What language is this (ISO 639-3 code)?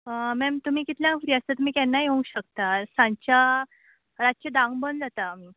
kok